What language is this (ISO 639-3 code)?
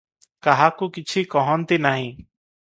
ori